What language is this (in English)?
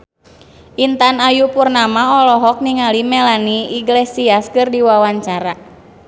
Sundanese